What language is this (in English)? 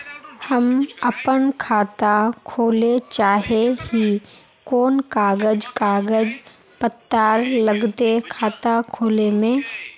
Magahi